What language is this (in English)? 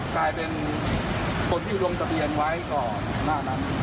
Thai